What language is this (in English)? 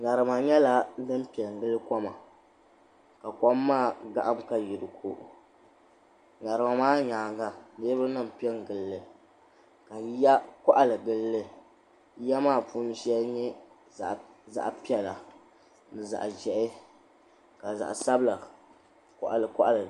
Dagbani